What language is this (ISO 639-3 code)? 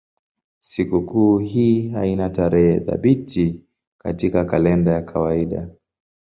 swa